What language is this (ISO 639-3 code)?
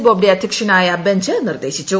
mal